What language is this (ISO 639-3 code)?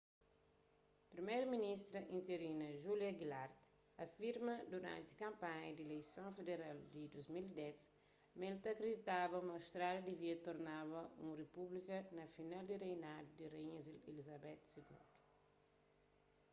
kea